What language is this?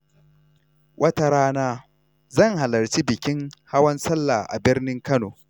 Hausa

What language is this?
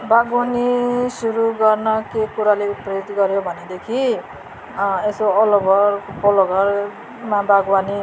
Nepali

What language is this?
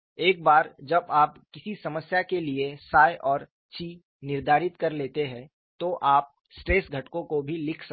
Hindi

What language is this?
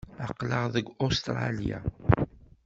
Kabyle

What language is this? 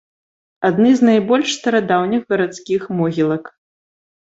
Belarusian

